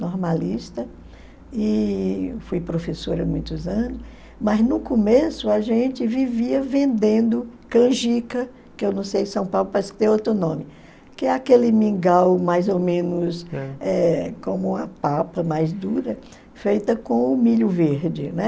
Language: Portuguese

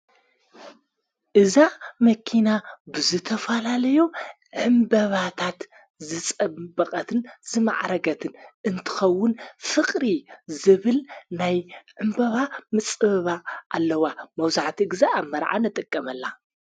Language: Tigrinya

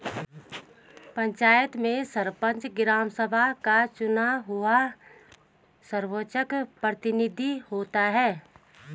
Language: Hindi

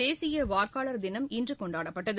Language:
Tamil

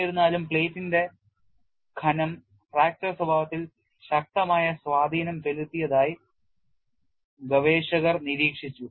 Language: Malayalam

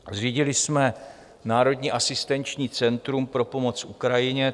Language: Czech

